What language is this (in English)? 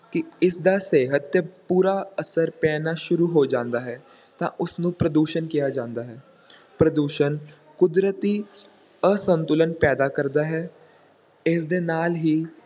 Punjabi